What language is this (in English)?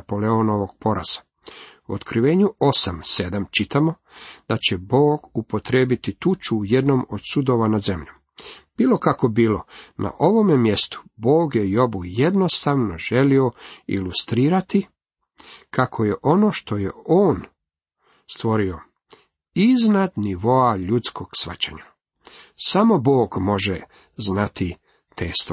Croatian